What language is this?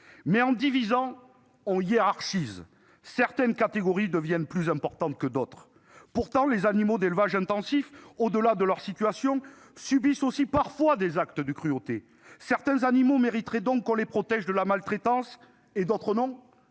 French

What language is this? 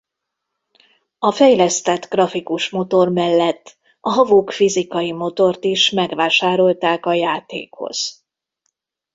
Hungarian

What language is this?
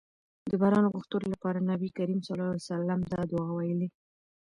Pashto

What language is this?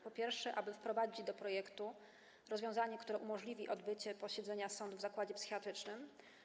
Polish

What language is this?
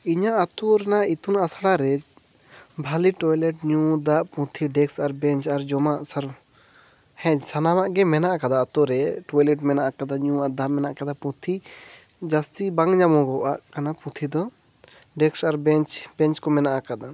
Santali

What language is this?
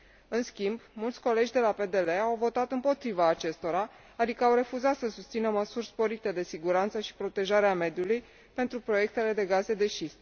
Romanian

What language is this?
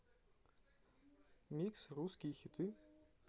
Russian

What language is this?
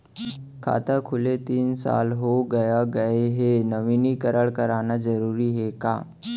Chhattisgarhi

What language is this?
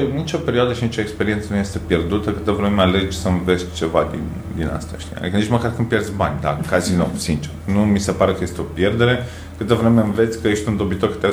Romanian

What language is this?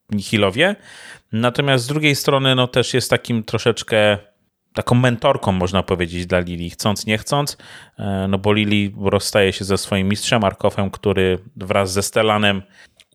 Polish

